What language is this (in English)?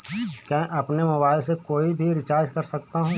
Hindi